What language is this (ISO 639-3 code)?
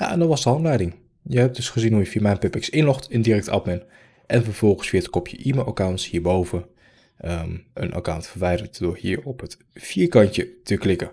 nld